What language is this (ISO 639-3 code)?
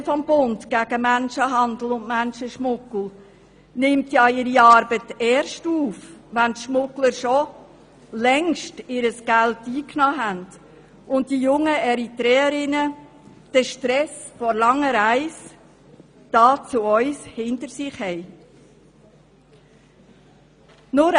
gsw